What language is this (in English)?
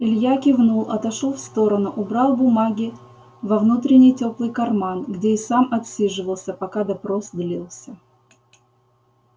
Russian